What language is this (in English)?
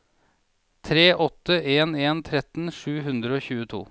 Norwegian